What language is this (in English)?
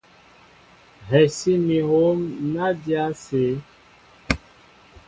Mbo (Cameroon)